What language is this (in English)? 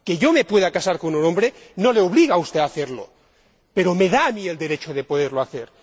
Spanish